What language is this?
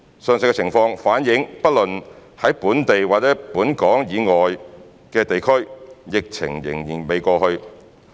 Cantonese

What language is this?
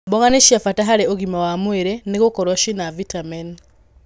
Kikuyu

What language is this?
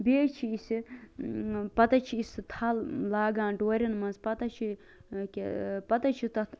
Kashmiri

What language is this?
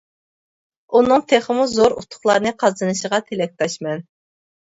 Uyghur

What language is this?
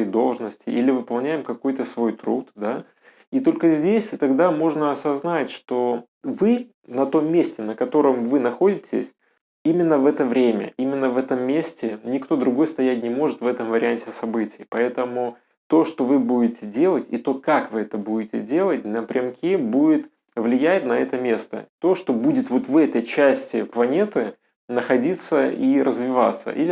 Russian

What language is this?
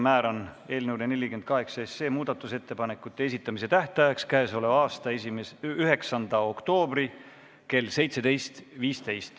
Estonian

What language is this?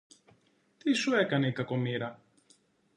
Greek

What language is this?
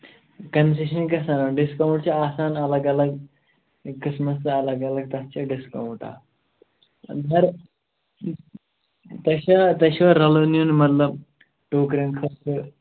Kashmiri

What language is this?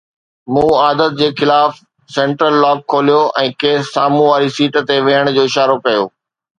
Sindhi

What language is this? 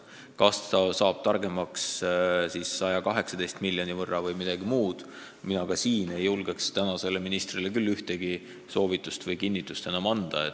Estonian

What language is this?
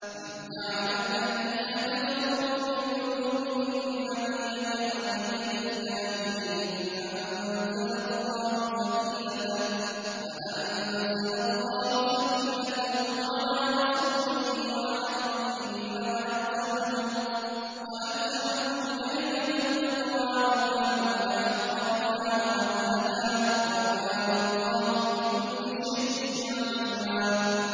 Arabic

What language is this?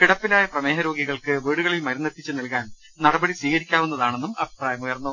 Malayalam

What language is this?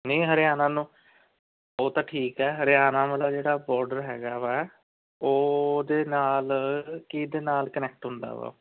Punjabi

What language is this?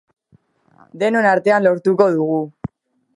Basque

